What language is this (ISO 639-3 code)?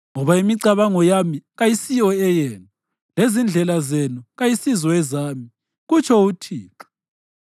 nde